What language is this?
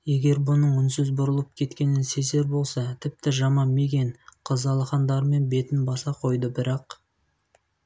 Kazakh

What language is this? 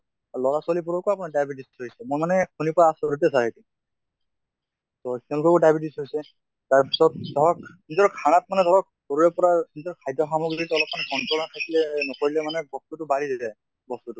Assamese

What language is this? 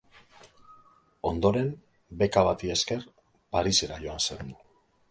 Basque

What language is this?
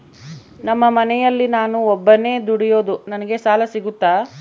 Kannada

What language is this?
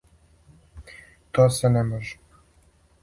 Serbian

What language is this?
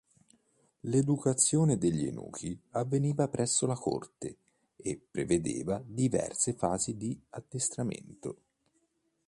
Italian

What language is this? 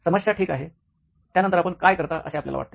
Marathi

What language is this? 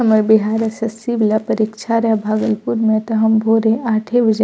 Maithili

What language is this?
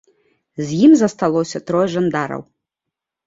Belarusian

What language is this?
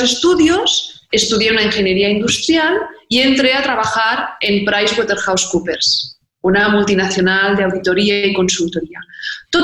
Spanish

